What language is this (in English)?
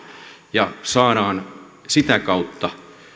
Finnish